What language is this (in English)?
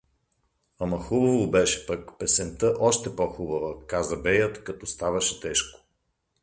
Bulgarian